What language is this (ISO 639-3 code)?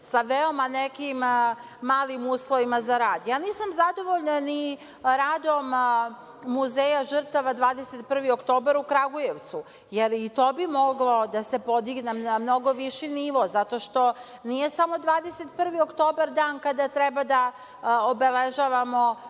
srp